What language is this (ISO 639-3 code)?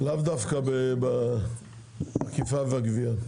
heb